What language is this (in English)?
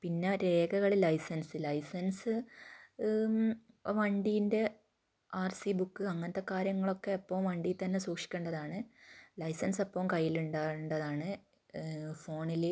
Malayalam